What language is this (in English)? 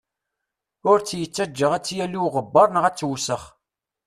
Kabyle